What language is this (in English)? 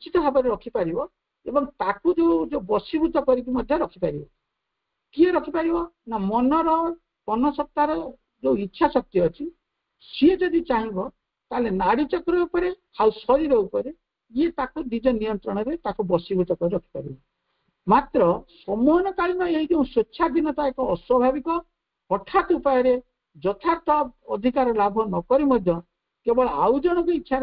Bangla